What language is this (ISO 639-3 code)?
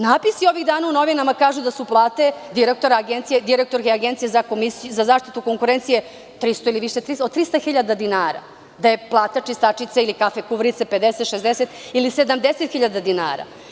srp